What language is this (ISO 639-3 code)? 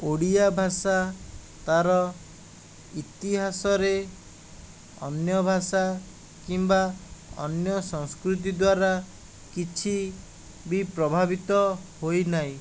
ori